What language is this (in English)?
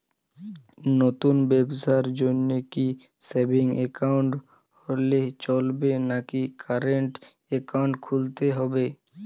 Bangla